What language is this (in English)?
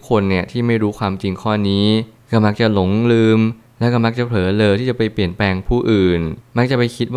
Thai